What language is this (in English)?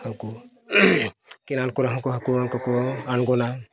Santali